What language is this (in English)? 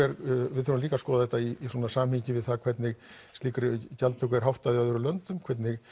Icelandic